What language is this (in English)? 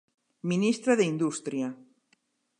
Galician